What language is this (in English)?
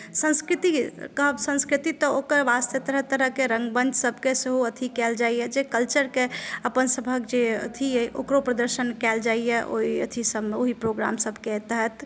Maithili